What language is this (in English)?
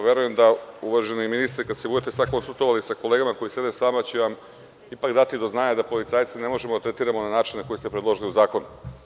Serbian